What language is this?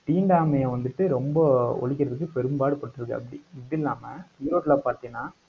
Tamil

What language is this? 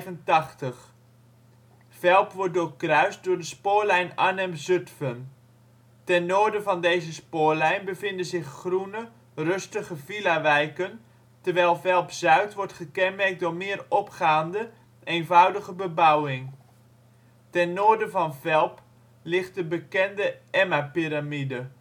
Dutch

